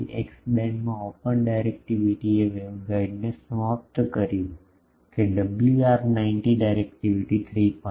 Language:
Gujarati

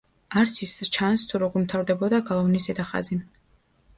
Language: Georgian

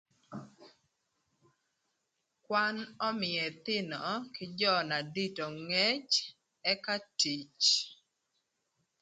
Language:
Thur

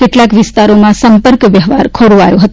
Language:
Gujarati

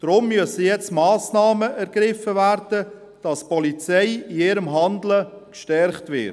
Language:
Swiss German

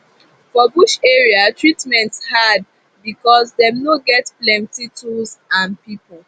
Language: Nigerian Pidgin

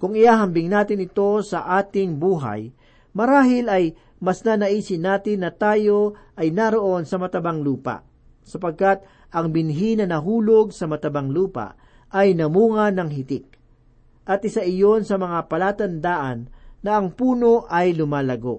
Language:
Filipino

